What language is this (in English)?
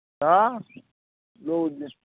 Maithili